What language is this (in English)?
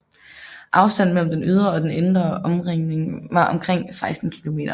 Danish